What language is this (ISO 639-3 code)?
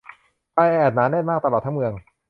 tha